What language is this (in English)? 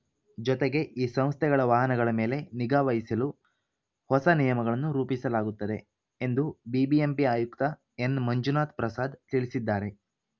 Kannada